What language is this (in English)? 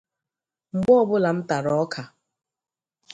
Igbo